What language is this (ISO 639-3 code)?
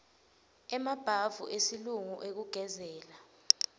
ssw